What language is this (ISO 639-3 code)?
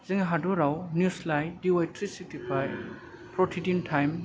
brx